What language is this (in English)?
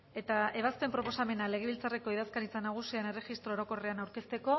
Basque